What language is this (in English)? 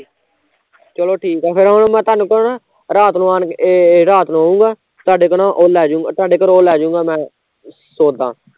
Punjabi